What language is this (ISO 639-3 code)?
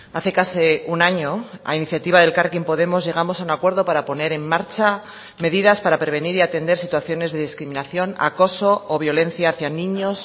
spa